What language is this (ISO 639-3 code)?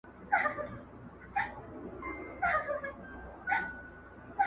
pus